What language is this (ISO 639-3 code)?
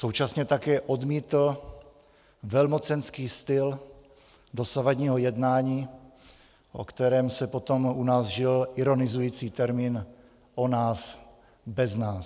ces